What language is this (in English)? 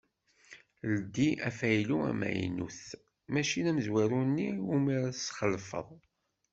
Kabyle